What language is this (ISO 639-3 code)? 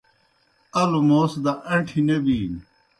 plk